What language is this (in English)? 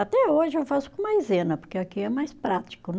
Portuguese